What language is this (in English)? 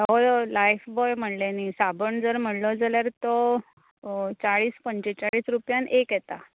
Konkani